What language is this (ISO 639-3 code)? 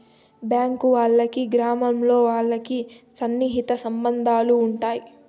tel